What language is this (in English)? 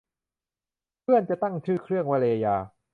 Thai